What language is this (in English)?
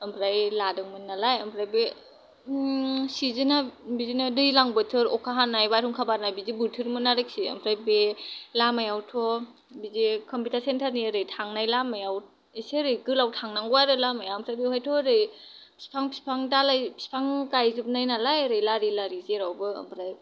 Bodo